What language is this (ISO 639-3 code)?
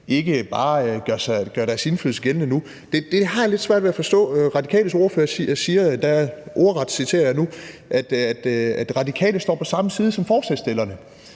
dan